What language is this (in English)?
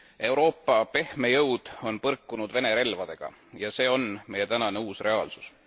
Estonian